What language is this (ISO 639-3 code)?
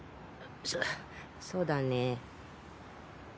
jpn